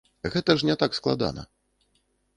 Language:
Belarusian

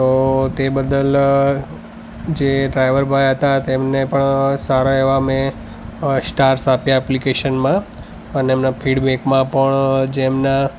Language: Gujarati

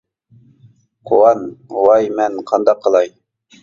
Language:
Uyghur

